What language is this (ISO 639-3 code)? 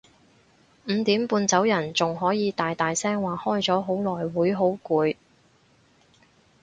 yue